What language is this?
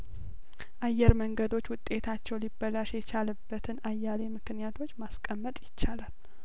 Amharic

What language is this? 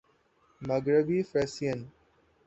Urdu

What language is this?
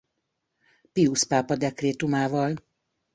Hungarian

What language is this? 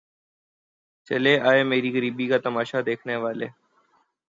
Urdu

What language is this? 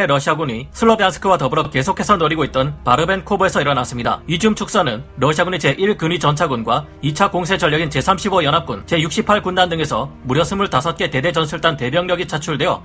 Korean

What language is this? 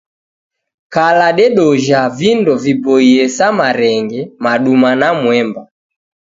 Taita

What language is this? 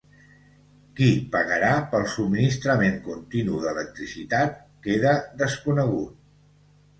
Catalan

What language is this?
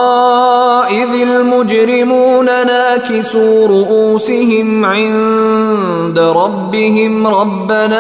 Swahili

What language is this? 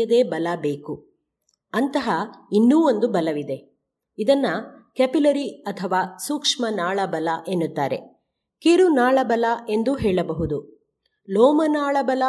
Kannada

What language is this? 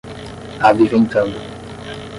Portuguese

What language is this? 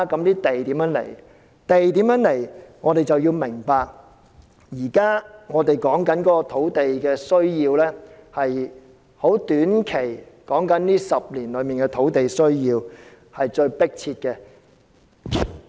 Cantonese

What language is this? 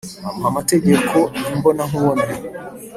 Kinyarwanda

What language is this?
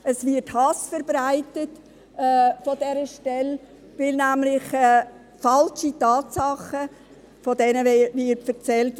Swiss German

